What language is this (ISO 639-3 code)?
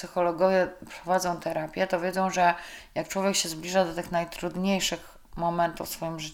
pol